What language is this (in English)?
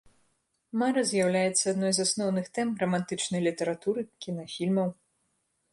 Belarusian